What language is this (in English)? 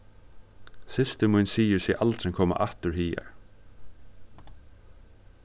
Faroese